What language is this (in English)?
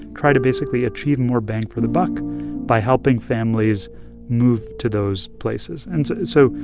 English